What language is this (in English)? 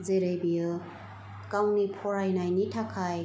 Bodo